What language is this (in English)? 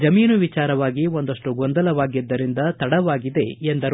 Kannada